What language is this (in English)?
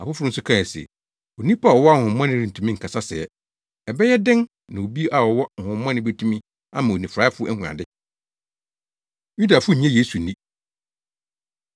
Akan